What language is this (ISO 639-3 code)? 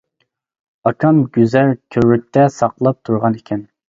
uig